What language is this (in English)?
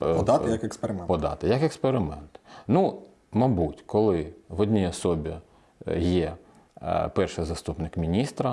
Ukrainian